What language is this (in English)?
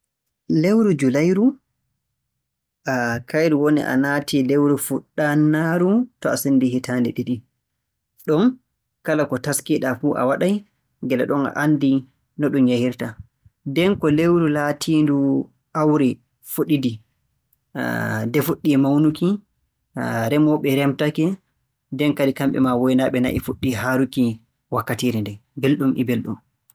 Borgu Fulfulde